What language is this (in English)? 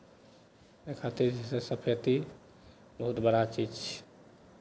Maithili